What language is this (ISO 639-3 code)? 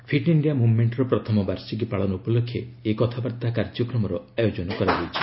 ori